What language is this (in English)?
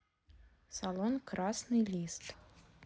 Russian